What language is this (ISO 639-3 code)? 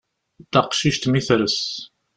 kab